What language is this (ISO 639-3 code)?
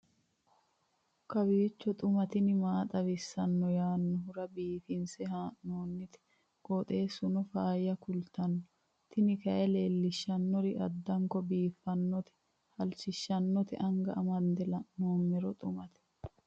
sid